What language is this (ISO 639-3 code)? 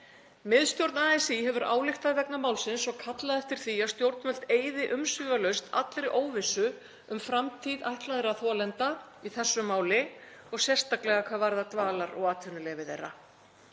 isl